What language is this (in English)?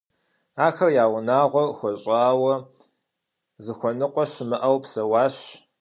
Kabardian